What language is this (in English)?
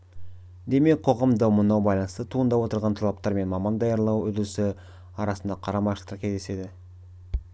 Kazakh